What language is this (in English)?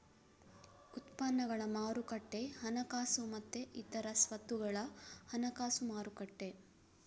Kannada